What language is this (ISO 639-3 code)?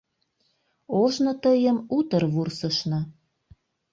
chm